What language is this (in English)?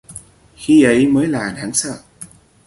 Vietnamese